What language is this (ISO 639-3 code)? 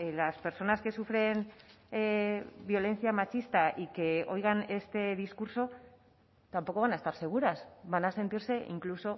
spa